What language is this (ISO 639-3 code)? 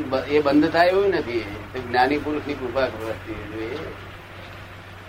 guj